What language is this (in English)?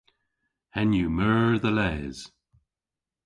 Cornish